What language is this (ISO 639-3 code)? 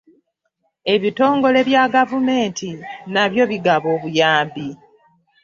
lug